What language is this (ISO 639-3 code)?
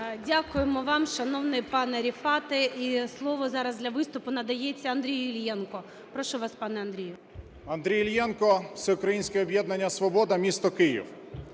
ukr